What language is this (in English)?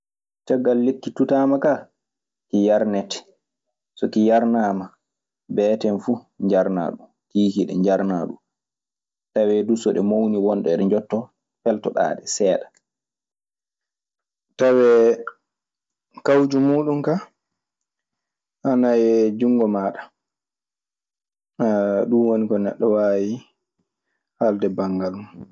Maasina Fulfulde